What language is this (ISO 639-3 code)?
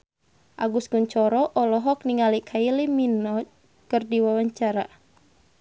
sun